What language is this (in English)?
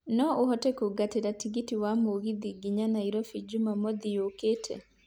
Kikuyu